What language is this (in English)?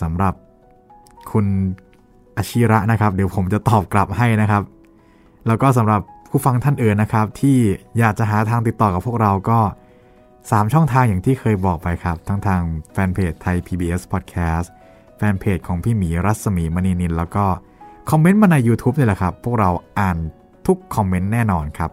Thai